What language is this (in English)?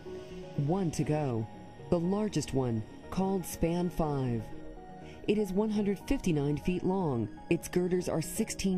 English